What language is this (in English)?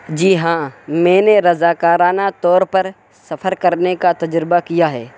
Urdu